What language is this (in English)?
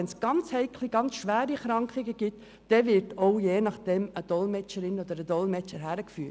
Swiss German